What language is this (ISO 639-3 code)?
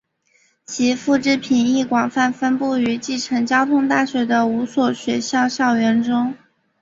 zho